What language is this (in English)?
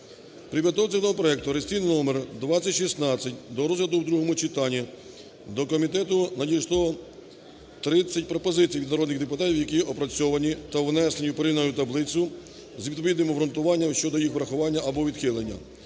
Ukrainian